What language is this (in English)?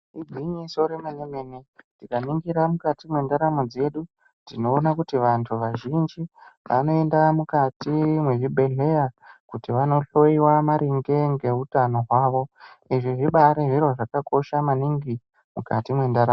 Ndau